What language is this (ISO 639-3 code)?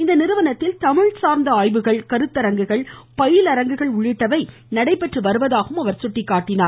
tam